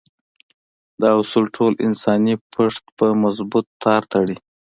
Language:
Pashto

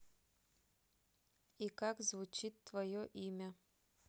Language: Russian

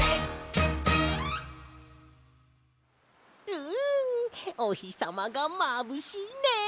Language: Japanese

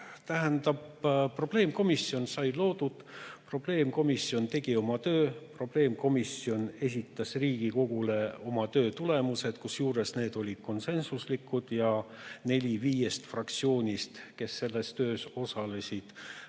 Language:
Estonian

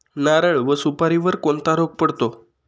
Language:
Marathi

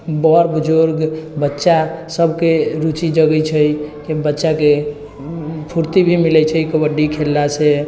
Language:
Maithili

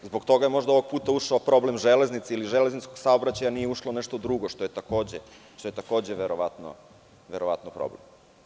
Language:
Serbian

